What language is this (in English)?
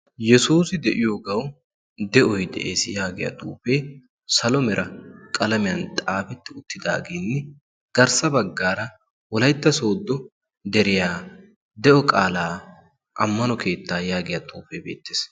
Wolaytta